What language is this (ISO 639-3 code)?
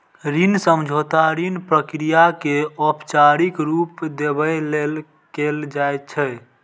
mai